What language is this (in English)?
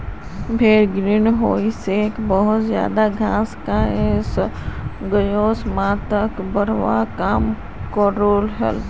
Magahi